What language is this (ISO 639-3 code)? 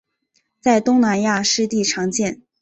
zho